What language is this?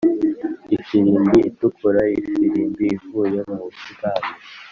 Kinyarwanda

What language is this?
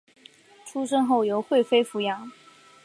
Chinese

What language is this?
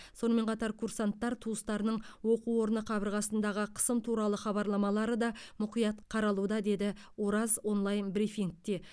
Kazakh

